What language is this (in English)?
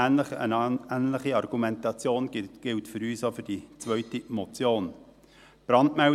Swiss German